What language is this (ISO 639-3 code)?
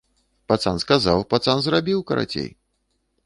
bel